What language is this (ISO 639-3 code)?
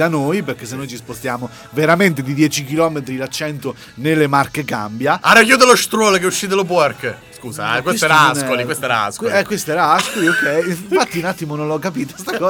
ita